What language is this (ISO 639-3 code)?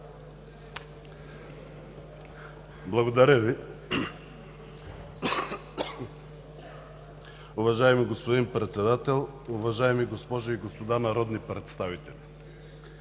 bul